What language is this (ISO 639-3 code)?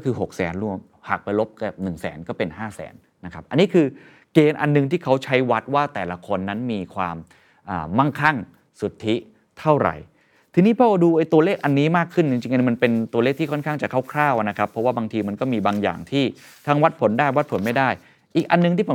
tha